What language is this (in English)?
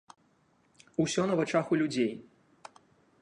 Belarusian